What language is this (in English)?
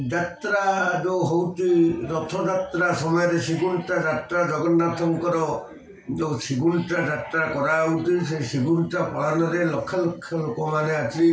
Odia